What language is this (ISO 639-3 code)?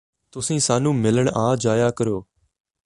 pan